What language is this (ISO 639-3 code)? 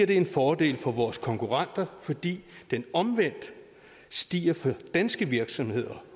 dan